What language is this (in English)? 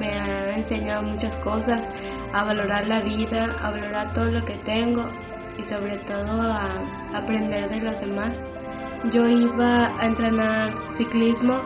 Spanish